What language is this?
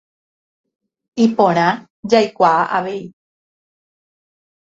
Guarani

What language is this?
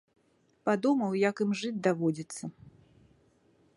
Belarusian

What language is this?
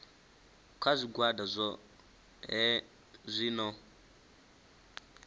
Venda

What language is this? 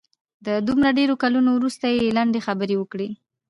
Pashto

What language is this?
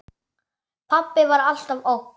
Icelandic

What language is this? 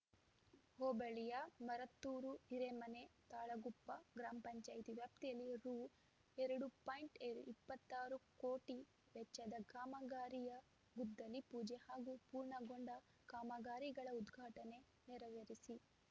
Kannada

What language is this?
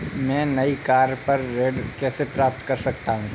Hindi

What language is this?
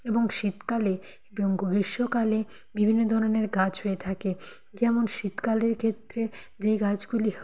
Bangla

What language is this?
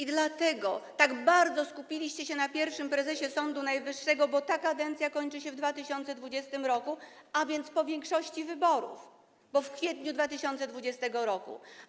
Polish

